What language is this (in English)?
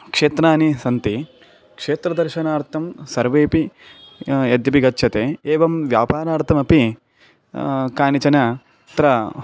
Sanskrit